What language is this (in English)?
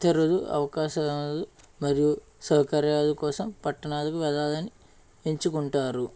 Telugu